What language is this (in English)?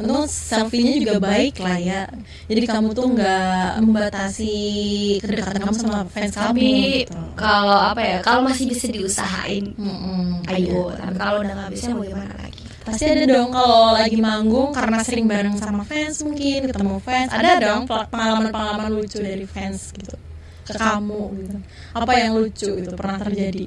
Indonesian